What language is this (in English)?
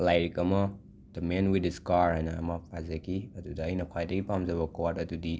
Manipuri